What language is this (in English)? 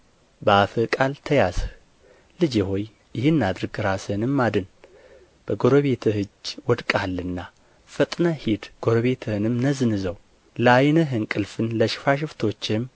Amharic